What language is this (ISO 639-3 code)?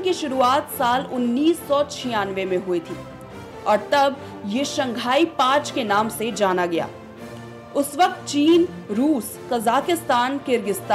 hin